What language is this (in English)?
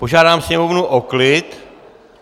Czech